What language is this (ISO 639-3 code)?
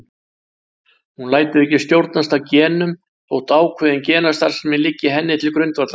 isl